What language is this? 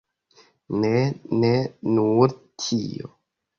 Esperanto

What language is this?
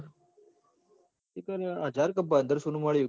Gujarati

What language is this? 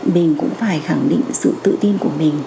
Vietnamese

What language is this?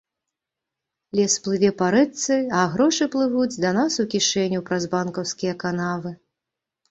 Belarusian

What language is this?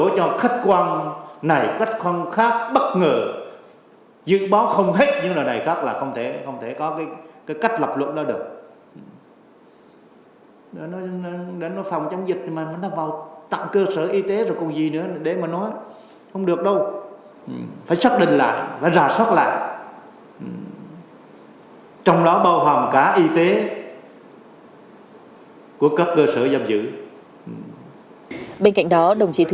Vietnamese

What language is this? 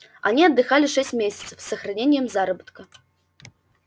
Russian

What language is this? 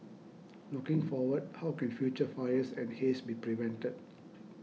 English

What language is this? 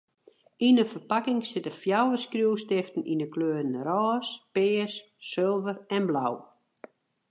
Western Frisian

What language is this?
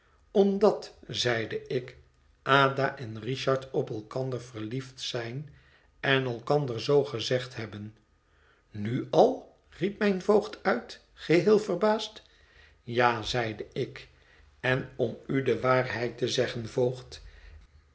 Dutch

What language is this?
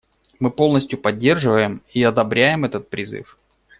Russian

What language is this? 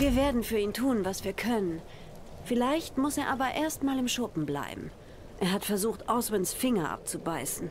German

